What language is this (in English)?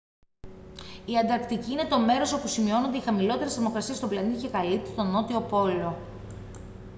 Greek